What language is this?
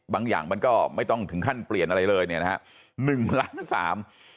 Thai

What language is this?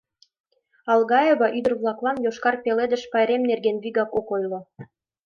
Mari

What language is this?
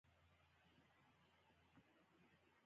Pashto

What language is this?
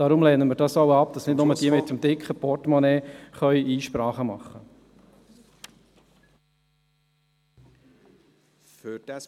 Swiss German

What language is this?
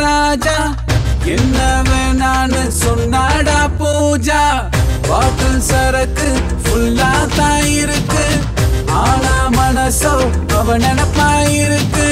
Tamil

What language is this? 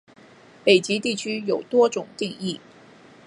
Chinese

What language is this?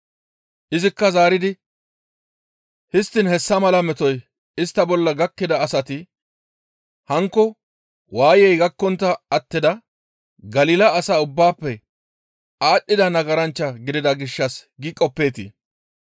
Gamo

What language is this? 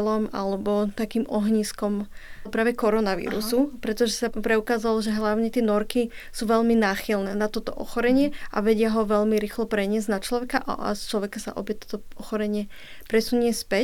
Slovak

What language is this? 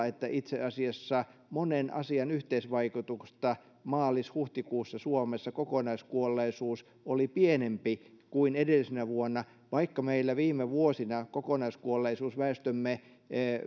Finnish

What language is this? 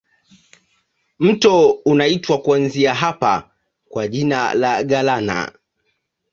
Swahili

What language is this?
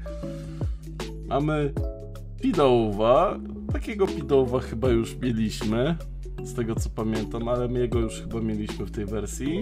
Polish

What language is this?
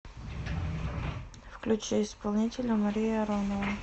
Russian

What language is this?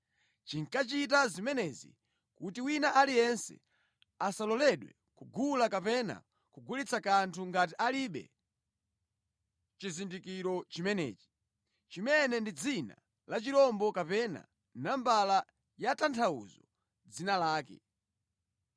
Nyanja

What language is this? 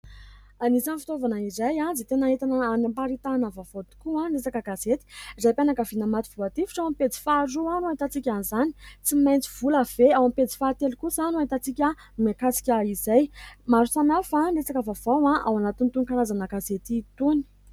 Malagasy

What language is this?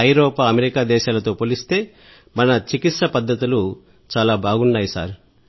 Telugu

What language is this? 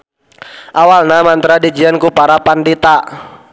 Sundanese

